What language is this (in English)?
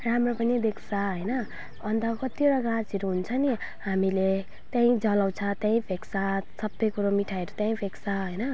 Nepali